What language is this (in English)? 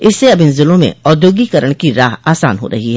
Hindi